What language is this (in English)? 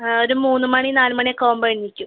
Malayalam